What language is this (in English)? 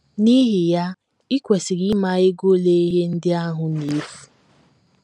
Igbo